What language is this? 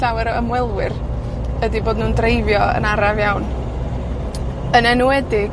Welsh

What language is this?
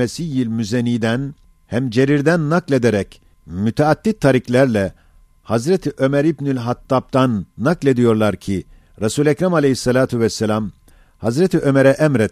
Turkish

